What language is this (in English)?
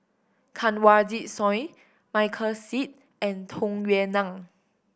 English